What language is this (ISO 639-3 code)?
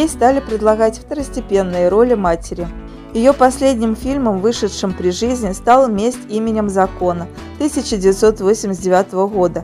rus